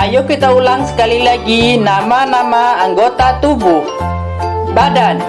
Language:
Indonesian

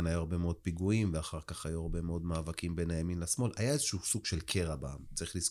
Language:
Hebrew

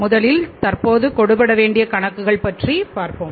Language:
Tamil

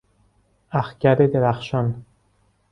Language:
Persian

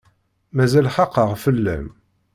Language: Kabyle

